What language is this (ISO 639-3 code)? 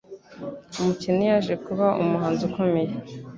kin